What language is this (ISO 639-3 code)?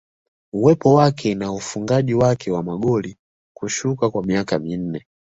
swa